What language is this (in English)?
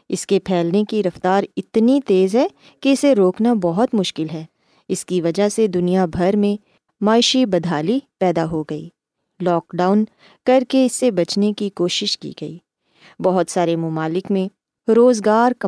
Urdu